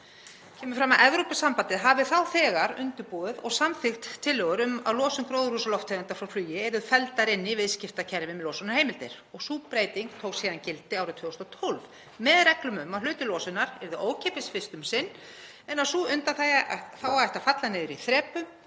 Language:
Icelandic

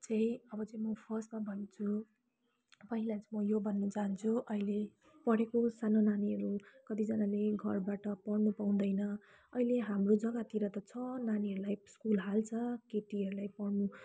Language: Nepali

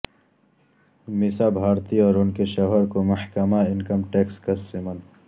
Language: Urdu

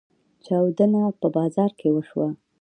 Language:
Pashto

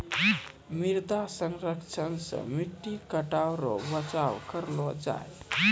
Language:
Maithili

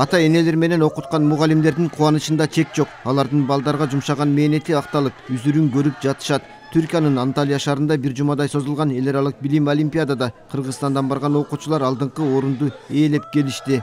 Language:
Turkish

